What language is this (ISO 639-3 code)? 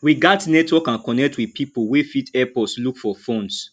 pcm